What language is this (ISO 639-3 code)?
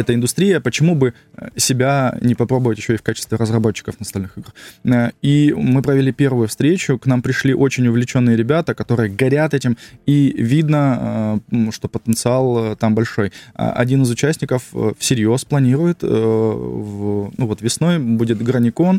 rus